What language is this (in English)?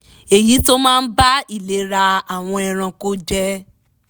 Yoruba